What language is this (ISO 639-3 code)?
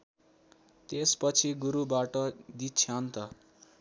nep